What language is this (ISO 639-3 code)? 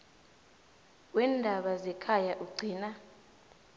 nbl